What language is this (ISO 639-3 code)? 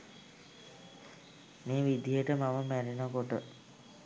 sin